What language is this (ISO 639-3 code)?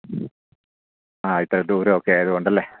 mal